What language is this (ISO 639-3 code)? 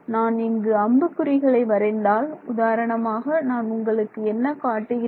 tam